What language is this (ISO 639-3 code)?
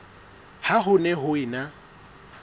sot